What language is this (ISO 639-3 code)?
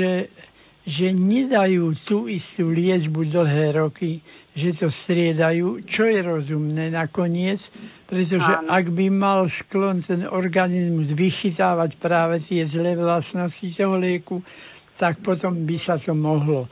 slk